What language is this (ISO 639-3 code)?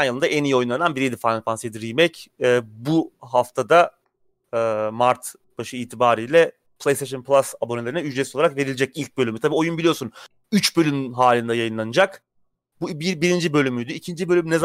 tur